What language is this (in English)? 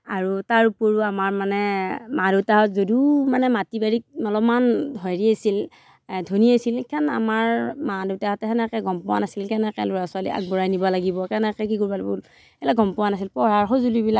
Assamese